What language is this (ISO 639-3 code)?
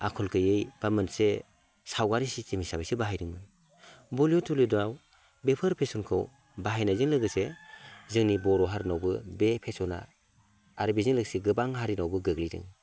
brx